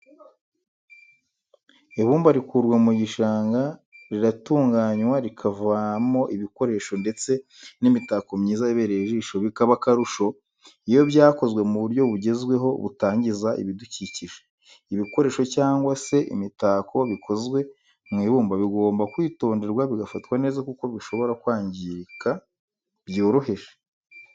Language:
Kinyarwanda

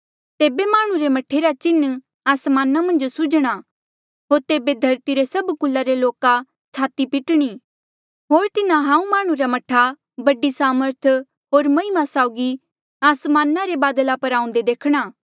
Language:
Mandeali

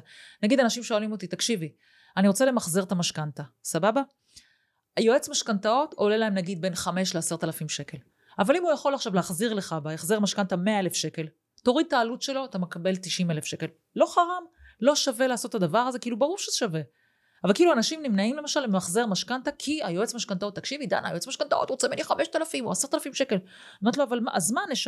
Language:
Hebrew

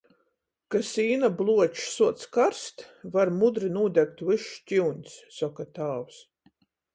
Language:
Latgalian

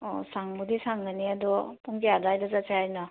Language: Manipuri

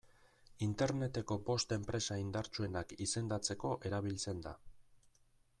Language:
Basque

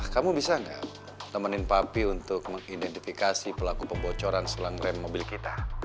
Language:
Indonesian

